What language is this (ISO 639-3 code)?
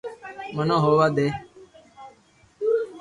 lrk